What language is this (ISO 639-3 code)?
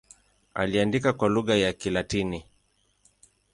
swa